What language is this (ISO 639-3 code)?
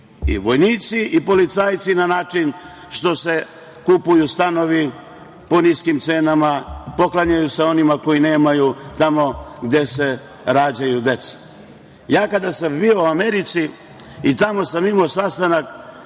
srp